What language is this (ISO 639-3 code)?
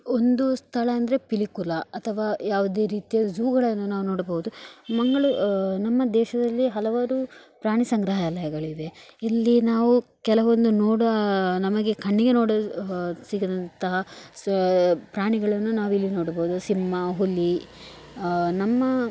kan